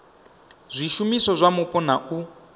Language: Venda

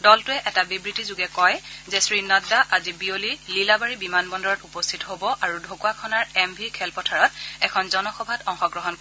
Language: Assamese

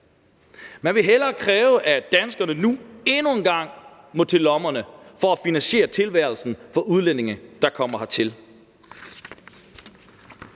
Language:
Danish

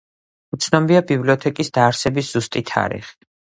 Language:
Georgian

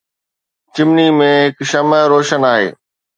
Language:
Sindhi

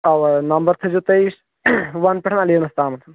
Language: Kashmiri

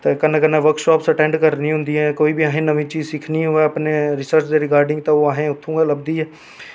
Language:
Dogri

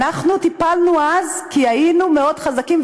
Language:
Hebrew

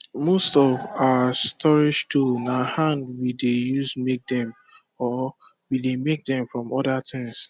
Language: Nigerian Pidgin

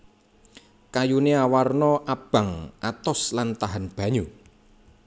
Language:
Javanese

